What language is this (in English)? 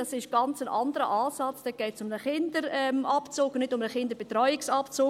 Swiss German